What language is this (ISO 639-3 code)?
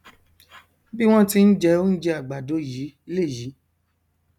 yor